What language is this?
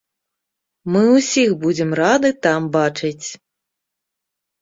Belarusian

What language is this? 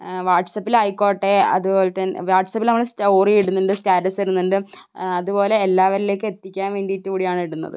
Malayalam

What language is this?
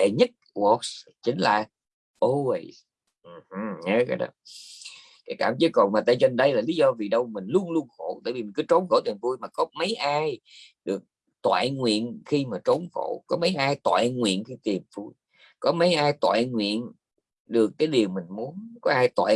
Vietnamese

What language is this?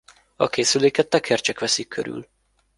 Hungarian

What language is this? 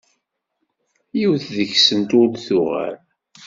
Kabyle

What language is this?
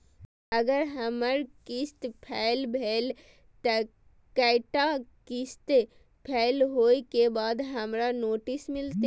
Maithili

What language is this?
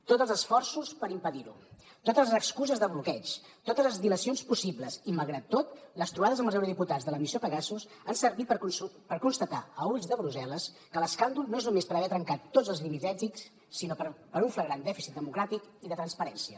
Catalan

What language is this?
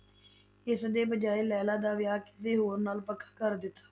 Punjabi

